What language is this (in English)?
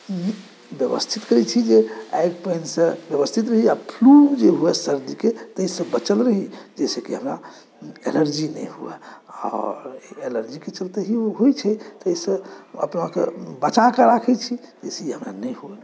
Maithili